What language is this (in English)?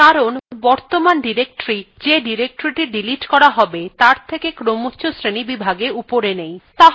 Bangla